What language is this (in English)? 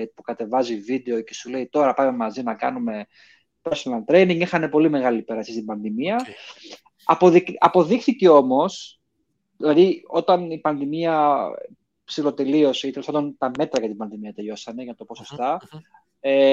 Greek